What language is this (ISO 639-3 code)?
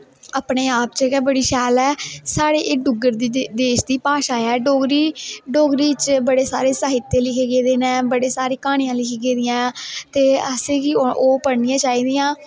doi